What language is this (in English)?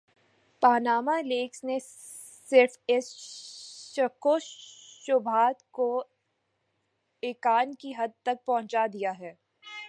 Urdu